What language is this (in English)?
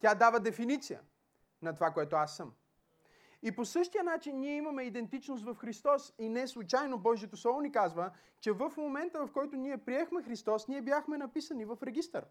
Bulgarian